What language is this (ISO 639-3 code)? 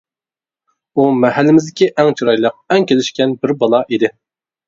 uig